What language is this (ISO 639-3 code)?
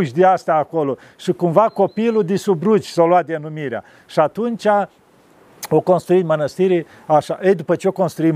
ron